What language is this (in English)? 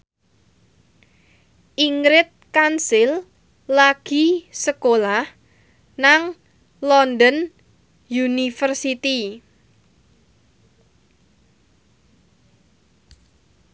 Javanese